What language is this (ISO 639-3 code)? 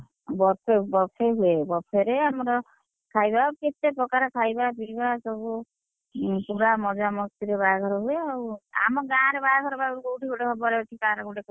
ori